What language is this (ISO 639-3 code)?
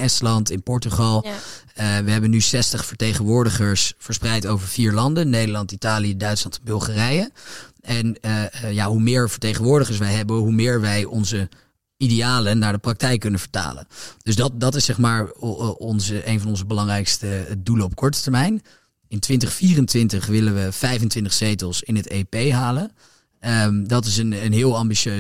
nld